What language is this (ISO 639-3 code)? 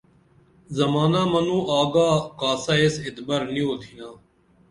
dml